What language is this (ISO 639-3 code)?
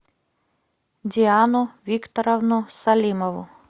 rus